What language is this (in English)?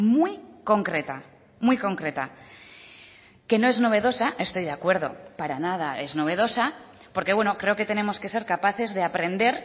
Spanish